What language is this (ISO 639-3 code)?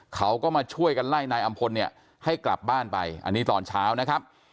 tha